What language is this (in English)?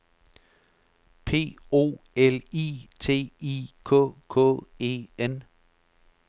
Danish